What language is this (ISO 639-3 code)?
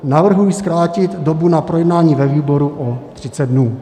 ces